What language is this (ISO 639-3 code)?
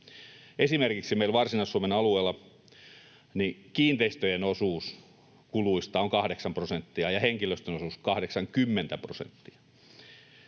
fin